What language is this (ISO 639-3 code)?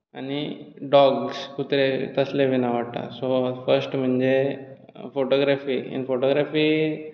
kok